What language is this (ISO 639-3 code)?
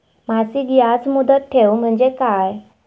mar